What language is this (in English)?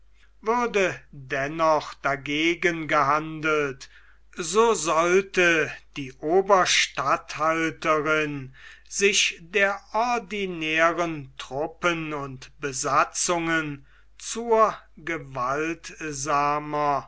German